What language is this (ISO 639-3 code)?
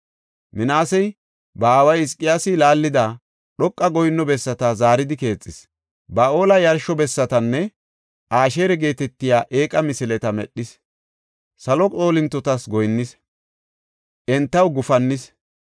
gof